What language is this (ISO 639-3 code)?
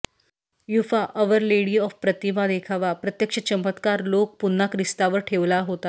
mar